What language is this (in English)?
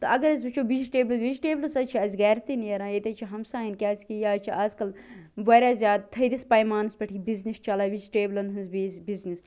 Kashmiri